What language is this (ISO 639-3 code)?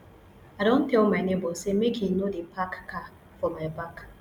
pcm